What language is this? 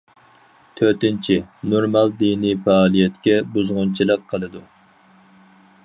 Uyghur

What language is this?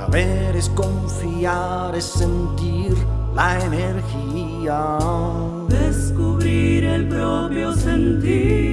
Spanish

